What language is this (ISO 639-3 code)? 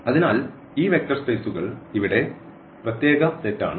mal